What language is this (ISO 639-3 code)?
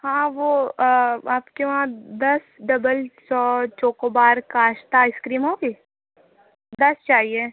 urd